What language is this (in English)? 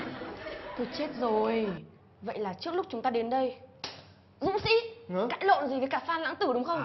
Vietnamese